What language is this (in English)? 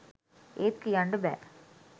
Sinhala